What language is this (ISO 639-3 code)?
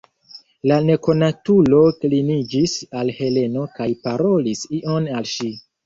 epo